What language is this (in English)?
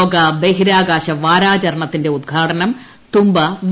Malayalam